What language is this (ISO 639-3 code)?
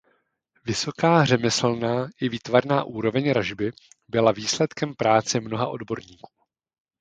ces